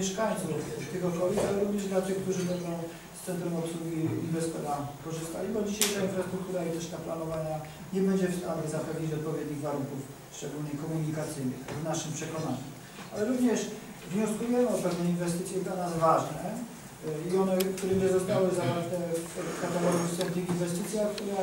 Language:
Polish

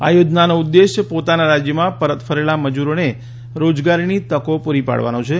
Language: Gujarati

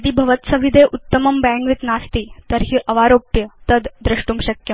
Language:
Sanskrit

